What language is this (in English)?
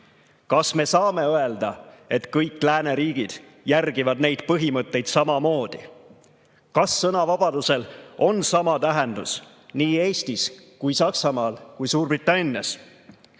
Estonian